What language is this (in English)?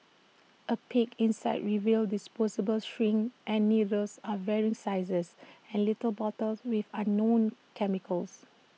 English